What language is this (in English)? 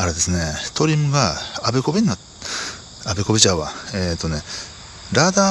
Japanese